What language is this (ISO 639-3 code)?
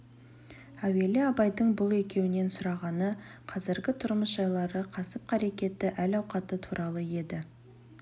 kaz